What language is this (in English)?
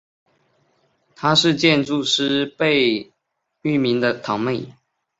Chinese